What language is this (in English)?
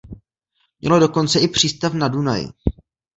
Czech